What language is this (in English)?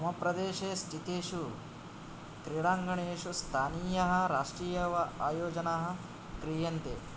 Sanskrit